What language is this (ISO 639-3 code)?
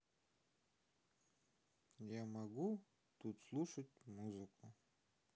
rus